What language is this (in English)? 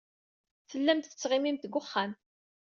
Kabyle